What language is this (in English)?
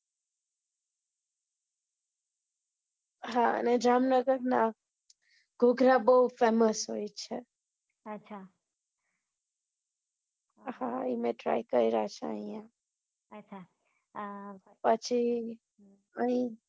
Gujarati